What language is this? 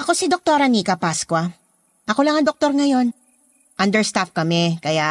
Filipino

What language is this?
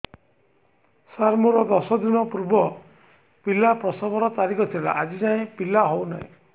Odia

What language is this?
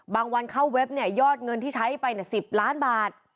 Thai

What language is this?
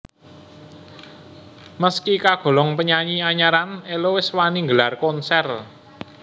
Javanese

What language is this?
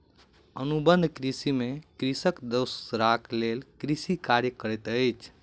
Maithili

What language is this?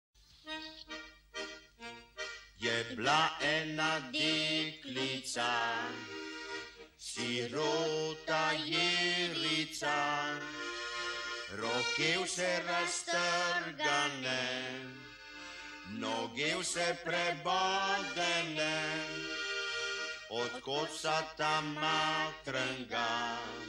Romanian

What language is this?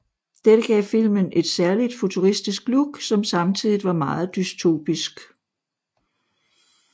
Danish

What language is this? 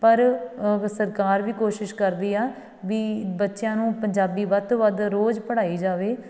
Punjabi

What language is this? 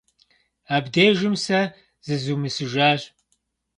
Kabardian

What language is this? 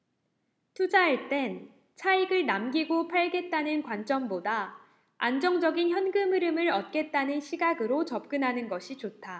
Korean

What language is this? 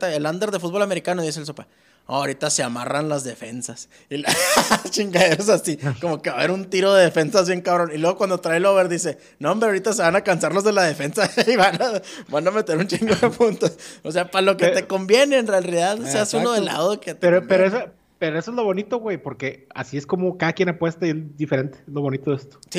Spanish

